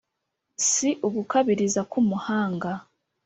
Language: Kinyarwanda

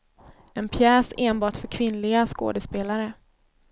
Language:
Swedish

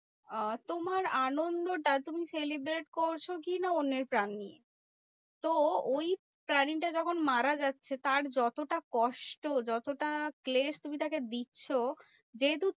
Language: Bangla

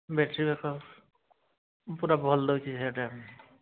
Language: Odia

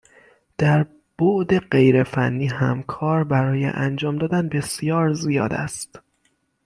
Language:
Persian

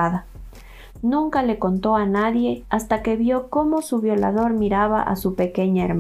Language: Spanish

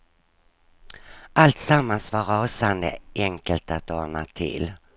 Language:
Swedish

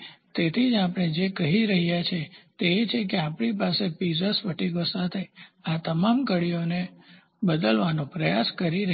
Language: Gujarati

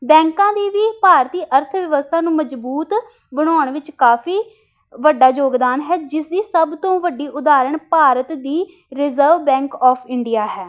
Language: Punjabi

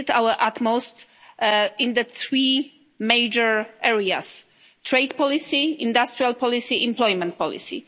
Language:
English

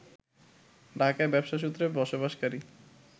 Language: Bangla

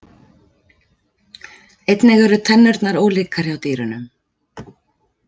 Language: Icelandic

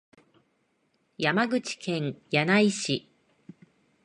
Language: Japanese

